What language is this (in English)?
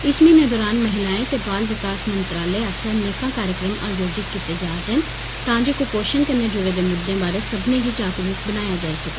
Dogri